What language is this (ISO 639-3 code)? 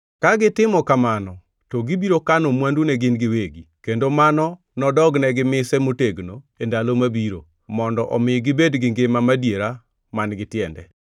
luo